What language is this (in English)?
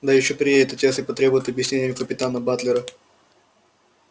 Russian